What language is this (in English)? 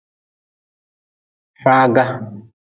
Nawdm